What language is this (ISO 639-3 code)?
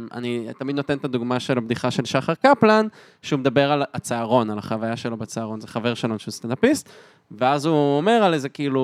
heb